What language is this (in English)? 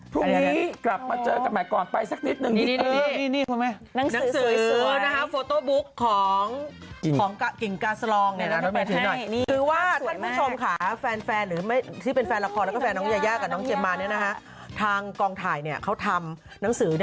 Thai